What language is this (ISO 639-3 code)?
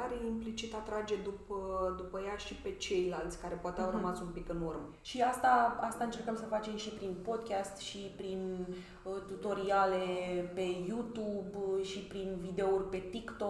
ron